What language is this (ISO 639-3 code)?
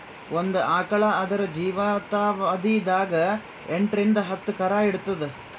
kan